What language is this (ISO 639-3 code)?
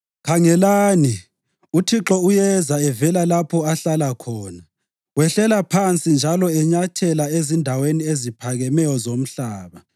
nde